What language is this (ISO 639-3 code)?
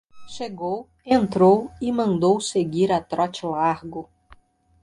por